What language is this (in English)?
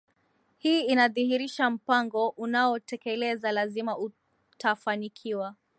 Swahili